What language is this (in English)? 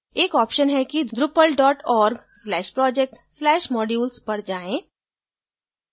Hindi